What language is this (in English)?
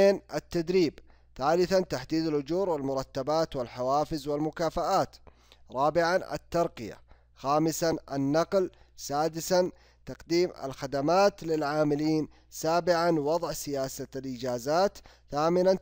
Arabic